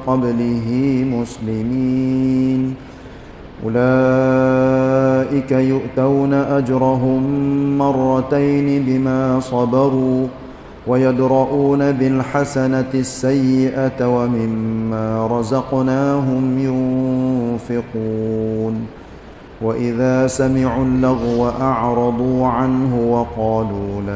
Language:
Malay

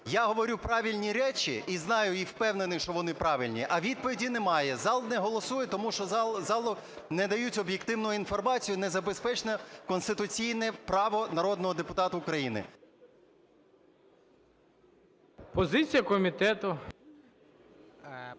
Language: Ukrainian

